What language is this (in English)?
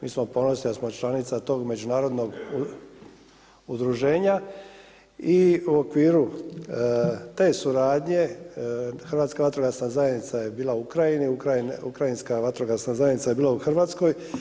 Croatian